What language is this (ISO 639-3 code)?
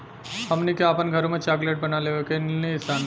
bho